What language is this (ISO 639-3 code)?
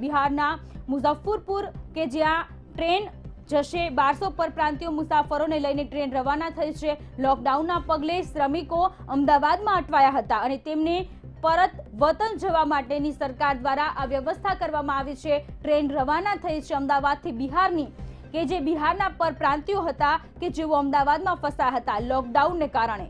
hin